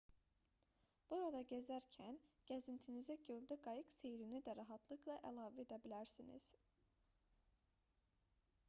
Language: Azerbaijani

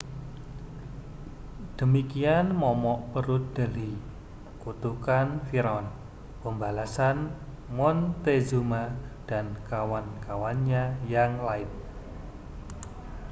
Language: Indonesian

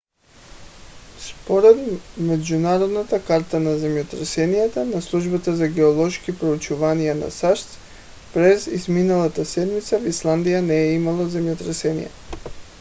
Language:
Bulgarian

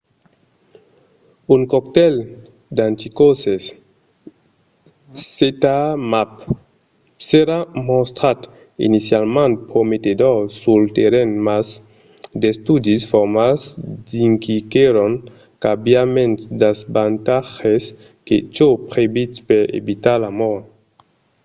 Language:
Occitan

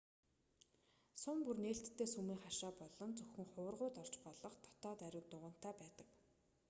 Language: Mongolian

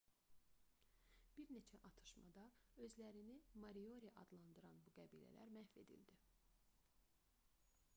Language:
Azerbaijani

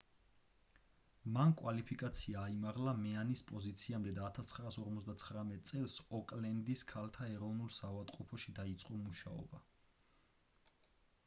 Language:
Georgian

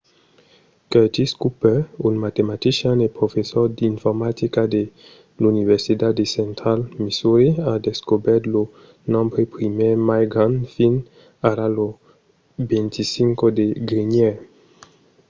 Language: Occitan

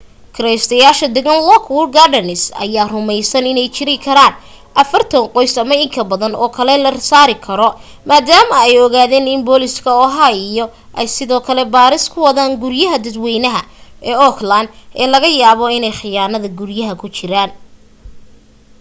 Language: Somali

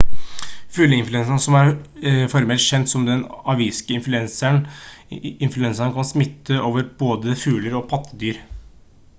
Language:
Norwegian Bokmål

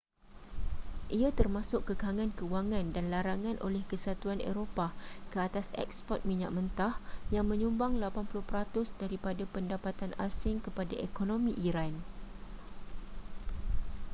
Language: Malay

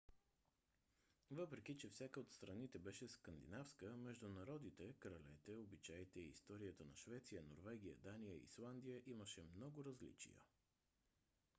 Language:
Bulgarian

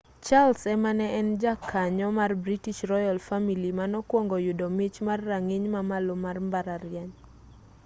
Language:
Luo (Kenya and Tanzania)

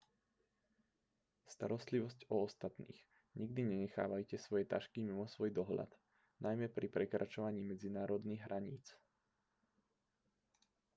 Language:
Slovak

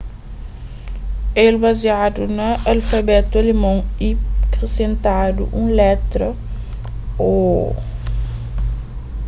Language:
Kabuverdianu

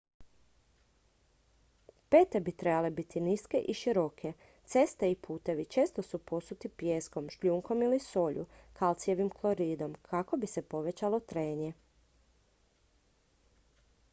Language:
Croatian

